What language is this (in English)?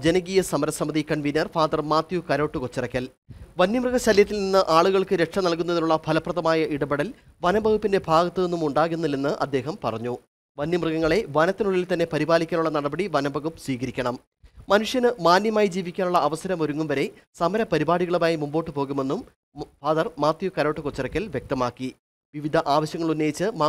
Malayalam